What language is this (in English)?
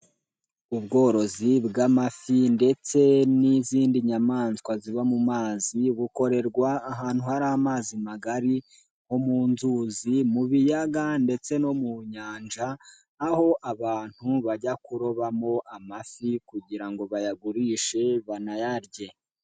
Kinyarwanda